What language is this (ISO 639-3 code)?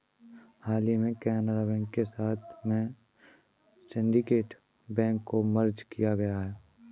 hin